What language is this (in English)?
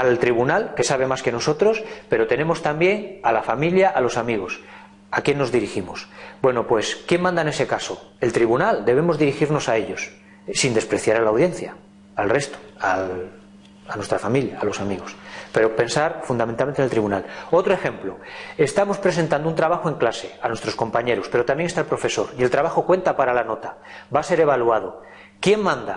Spanish